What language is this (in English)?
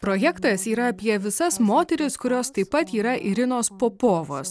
Lithuanian